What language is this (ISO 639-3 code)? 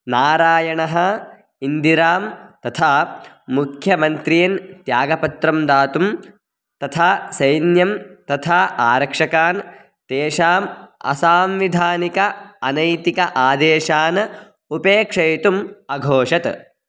san